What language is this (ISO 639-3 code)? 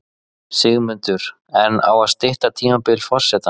isl